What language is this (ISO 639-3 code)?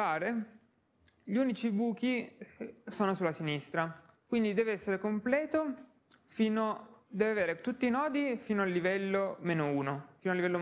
ita